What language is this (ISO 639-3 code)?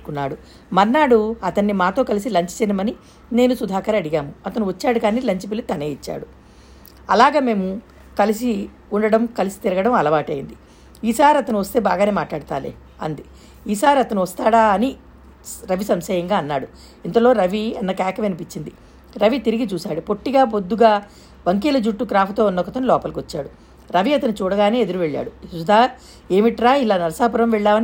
tel